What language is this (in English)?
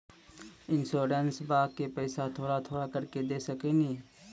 Maithili